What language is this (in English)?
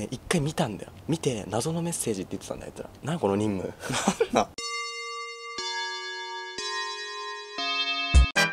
Japanese